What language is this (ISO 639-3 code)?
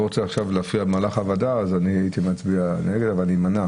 heb